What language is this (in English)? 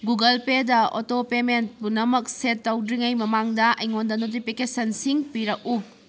Manipuri